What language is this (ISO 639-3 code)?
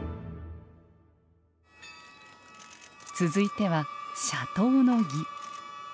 jpn